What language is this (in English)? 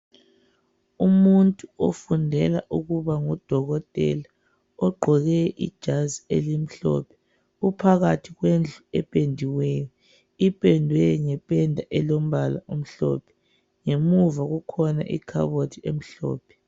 North Ndebele